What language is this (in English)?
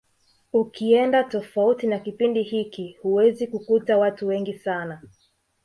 Swahili